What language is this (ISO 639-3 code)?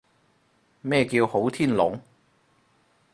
yue